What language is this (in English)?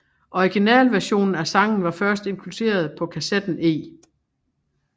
Danish